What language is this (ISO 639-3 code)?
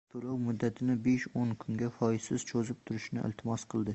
uzb